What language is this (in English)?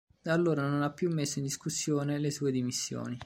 Italian